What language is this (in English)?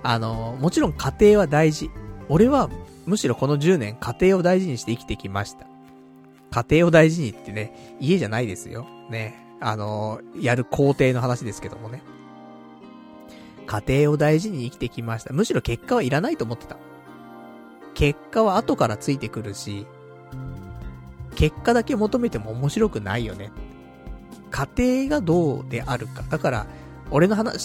Japanese